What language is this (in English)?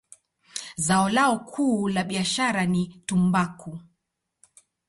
Swahili